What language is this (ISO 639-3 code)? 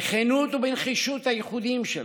heb